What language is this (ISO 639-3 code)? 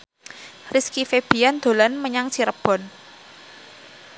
jav